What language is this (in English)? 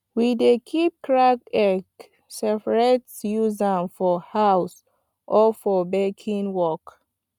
Nigerian Pidgin